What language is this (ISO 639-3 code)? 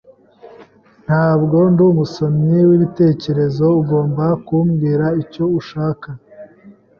kin